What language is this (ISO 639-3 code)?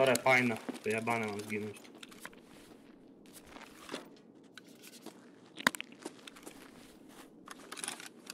pol